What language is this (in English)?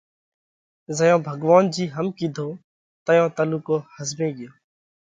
Parkari Koli